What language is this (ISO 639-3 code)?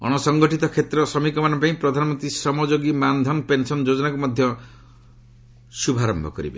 ori